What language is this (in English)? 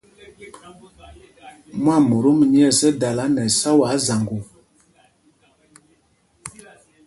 Mpumpong